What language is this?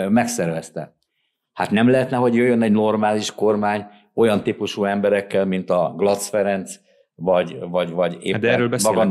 Hungarian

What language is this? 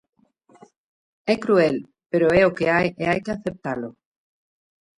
Galician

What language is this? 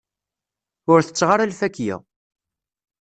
Kabyle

